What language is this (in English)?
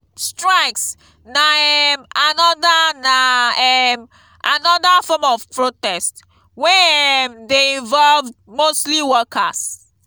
Nigerian Pidgin